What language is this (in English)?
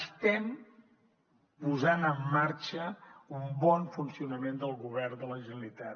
Catalan